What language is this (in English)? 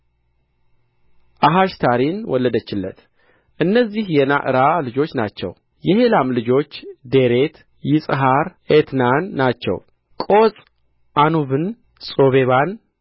Amharic